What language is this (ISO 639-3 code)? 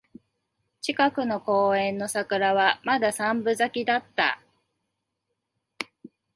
jpn